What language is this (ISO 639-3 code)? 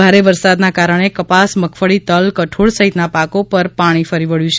guj